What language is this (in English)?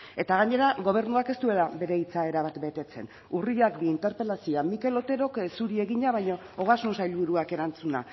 Basque